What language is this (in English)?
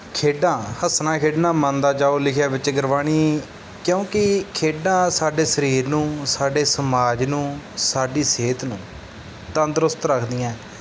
Punjabi